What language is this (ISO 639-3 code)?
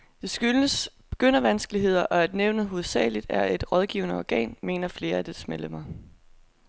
dan